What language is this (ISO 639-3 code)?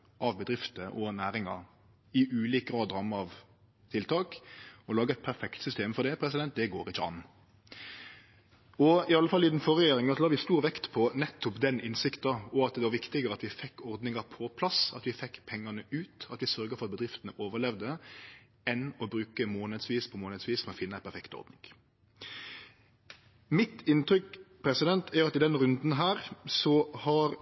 nno